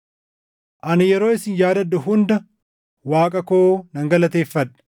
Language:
Oromo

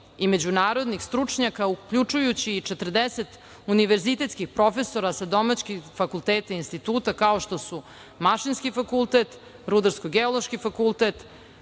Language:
Serbian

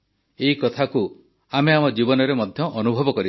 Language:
Odia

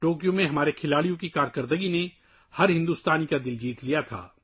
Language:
Urdu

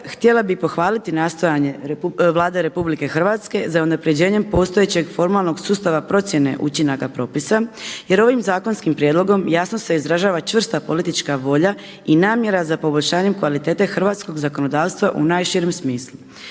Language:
Croatian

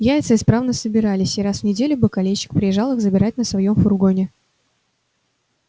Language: Russian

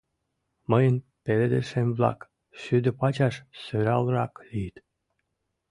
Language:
Mari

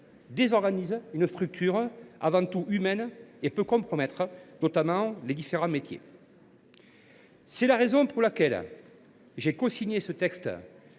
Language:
French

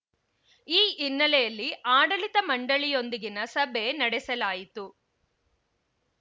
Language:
Kannada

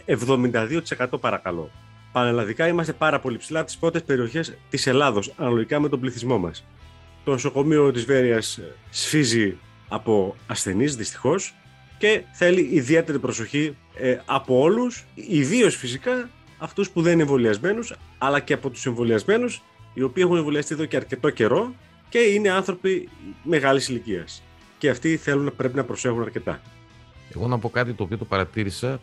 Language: Greek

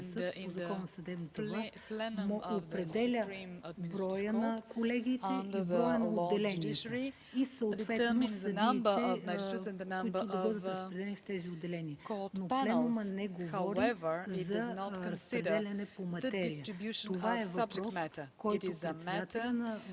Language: Bulgarian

